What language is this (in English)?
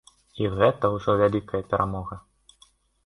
Belarusian